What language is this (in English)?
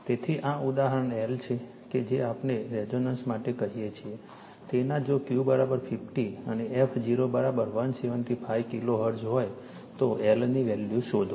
Gujarati